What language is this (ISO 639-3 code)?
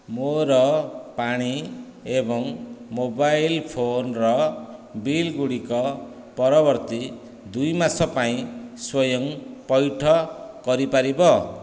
ori